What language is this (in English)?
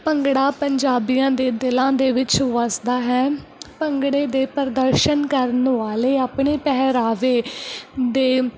Punjabi